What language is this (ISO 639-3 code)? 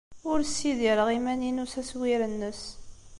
kab